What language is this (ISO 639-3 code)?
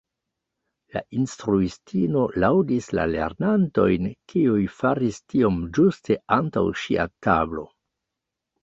epo